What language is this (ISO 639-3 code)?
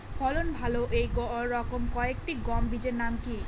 ben